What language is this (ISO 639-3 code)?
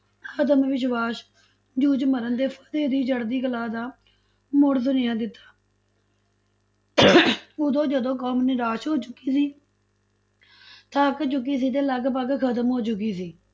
pan